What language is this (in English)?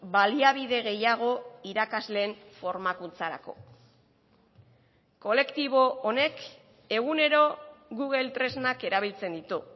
Basque